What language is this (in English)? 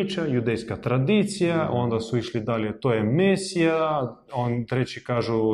Croatian